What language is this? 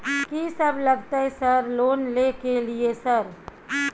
Maithili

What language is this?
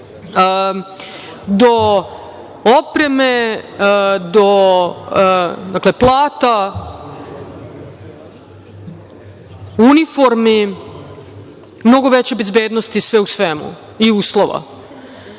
Serbian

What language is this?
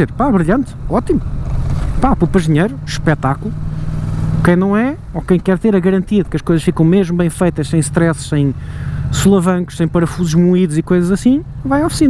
Portuguese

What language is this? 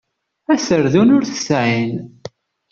Kabyle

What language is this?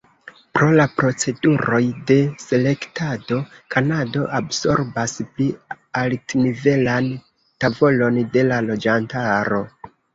Esperanto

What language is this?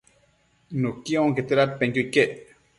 Matsés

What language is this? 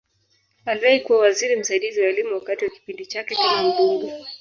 Swahili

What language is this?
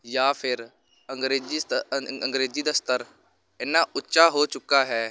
Punjabi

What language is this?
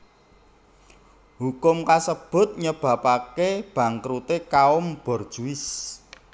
Javanese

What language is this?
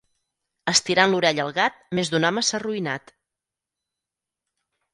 Catalan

